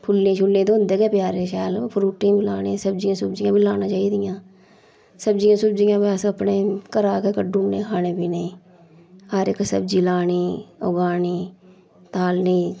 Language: Dogri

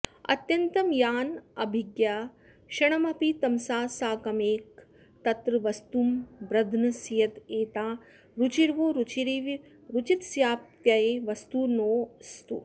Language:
Sanskrit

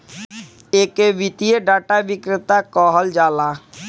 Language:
Bhojpuri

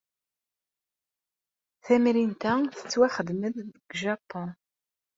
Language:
Kabyle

